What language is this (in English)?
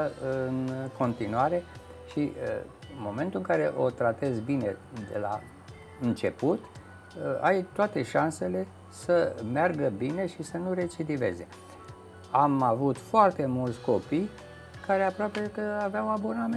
Romanian